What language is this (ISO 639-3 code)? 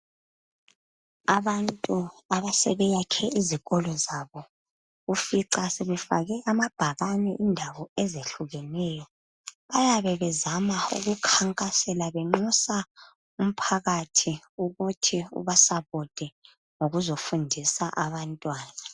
nde